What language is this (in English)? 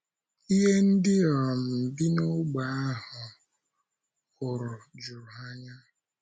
Igbo